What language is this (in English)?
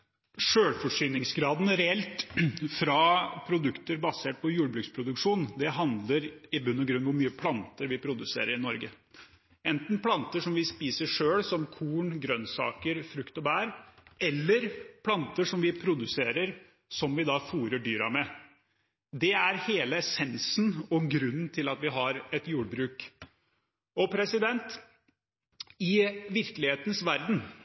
Norwegian Bokmål